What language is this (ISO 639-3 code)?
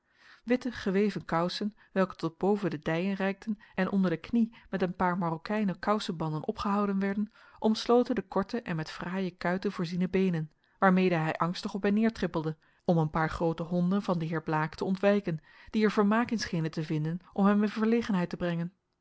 nld